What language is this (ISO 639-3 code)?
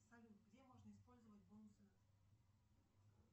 rus